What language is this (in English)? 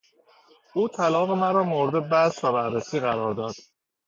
Persian